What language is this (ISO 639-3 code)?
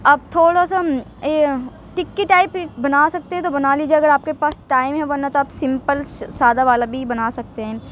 urd